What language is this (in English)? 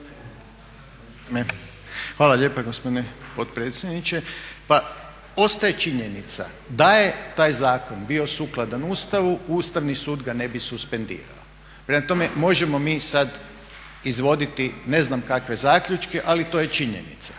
Croatian